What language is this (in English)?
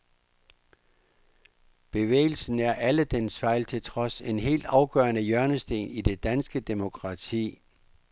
Danish